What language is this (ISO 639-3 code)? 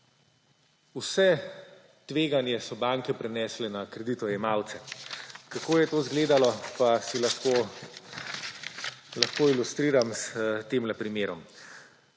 slv